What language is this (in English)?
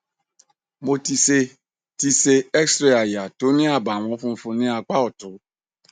Yoruba